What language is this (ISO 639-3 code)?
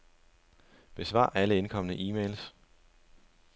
dan